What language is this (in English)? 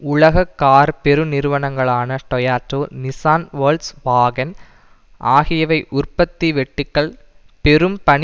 Tamil